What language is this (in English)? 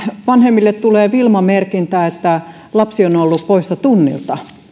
Finnish